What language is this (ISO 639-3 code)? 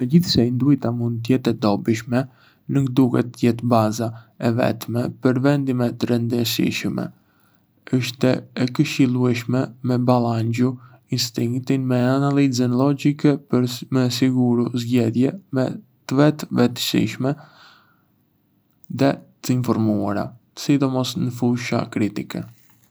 aae